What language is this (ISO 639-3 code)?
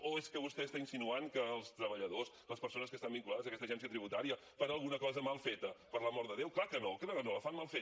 cat